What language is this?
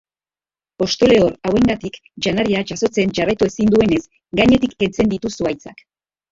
Basque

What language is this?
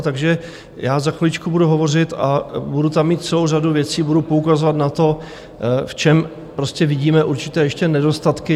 Czech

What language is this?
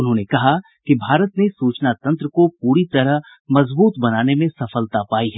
Hindi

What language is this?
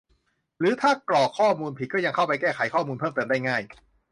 Thai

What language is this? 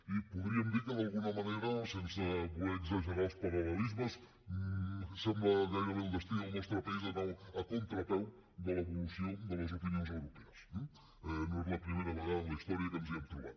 Catalan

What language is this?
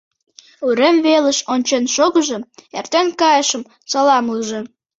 Mari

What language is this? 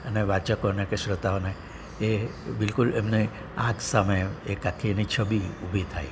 Gujarati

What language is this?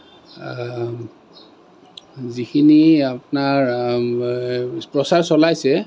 Assamese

